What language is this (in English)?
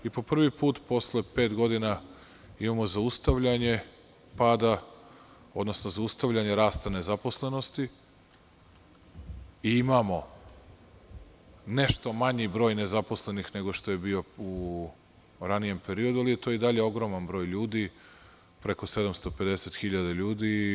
Serbian